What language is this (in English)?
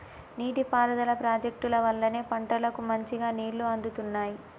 Telugu